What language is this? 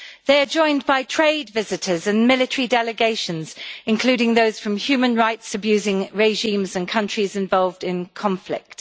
English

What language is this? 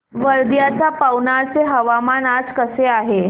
Marathi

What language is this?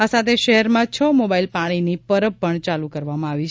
Gujarati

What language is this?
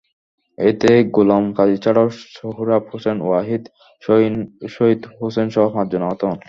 Bangla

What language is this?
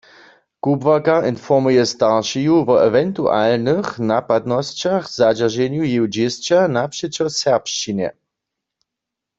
Upper Sorbian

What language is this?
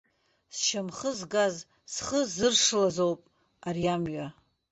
Abkhazian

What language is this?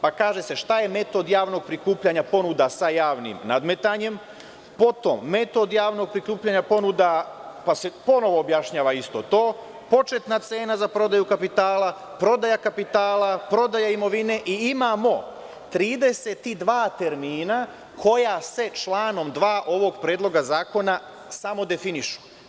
Serbian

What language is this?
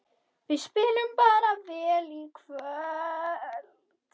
Icelandic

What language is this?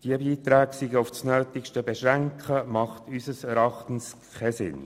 Swiss German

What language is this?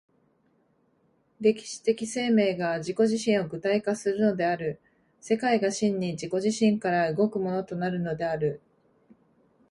Japanese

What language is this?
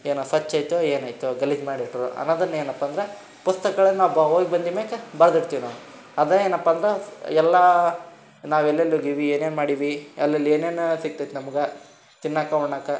Kannada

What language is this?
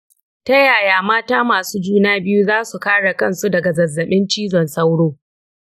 Hausa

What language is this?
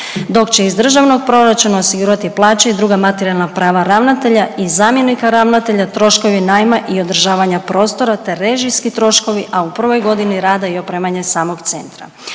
Croatian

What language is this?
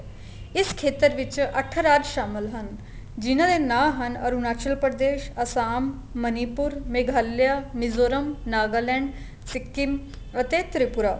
Punjabi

